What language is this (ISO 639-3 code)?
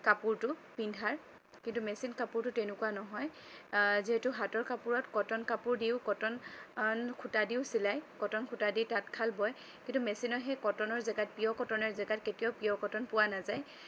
asm